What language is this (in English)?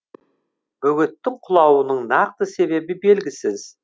Kazakh